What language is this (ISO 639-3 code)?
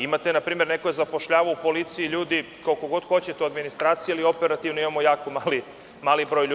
srp